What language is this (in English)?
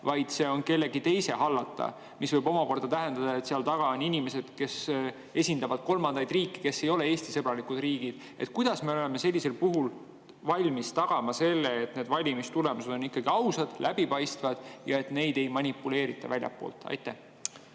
Estonian